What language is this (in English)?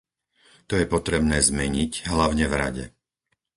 Slovak